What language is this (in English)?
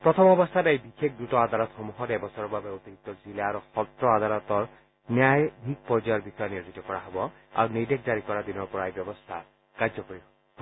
Assamese